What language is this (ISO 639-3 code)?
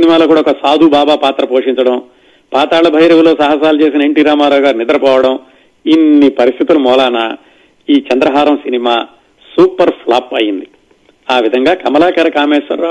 tel